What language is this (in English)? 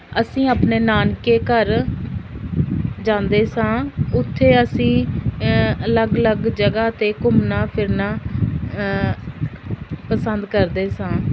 Punjabi